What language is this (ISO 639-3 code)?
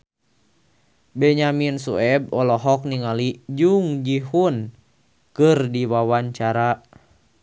sun